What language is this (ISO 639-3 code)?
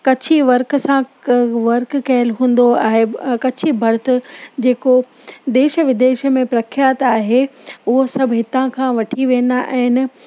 snd